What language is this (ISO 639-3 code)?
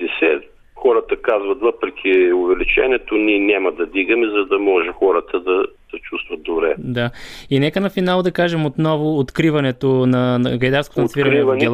bul